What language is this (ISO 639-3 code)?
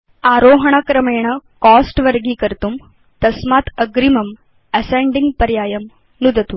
san